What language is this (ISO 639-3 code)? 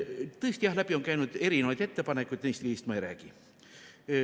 est